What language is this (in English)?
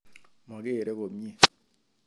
Kalenjin